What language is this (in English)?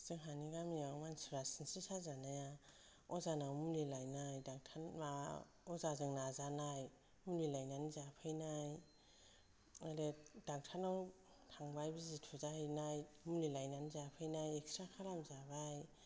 Bodo